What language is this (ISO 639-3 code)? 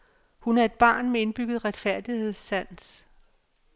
dan